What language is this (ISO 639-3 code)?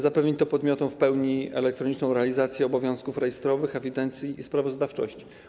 pol